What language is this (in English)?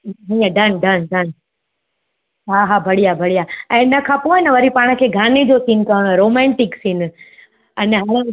Sindhi